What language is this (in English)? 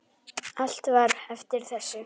Icelandic